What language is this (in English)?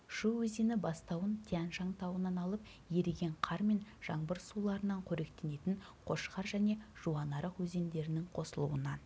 Kazakh